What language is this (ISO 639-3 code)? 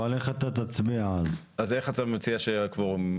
heb